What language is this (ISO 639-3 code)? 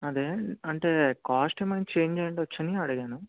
tel